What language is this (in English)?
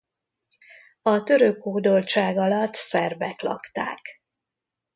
Hungarian